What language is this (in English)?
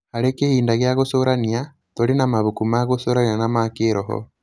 Kikuyu